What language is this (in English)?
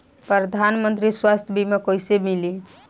Bhojpuri